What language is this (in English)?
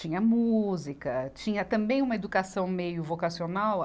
Portuguese